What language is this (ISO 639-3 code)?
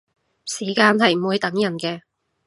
yue